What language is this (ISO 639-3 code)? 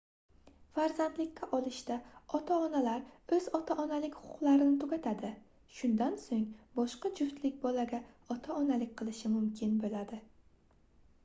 uzb